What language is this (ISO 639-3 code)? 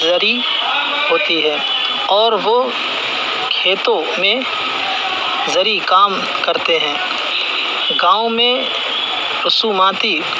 urd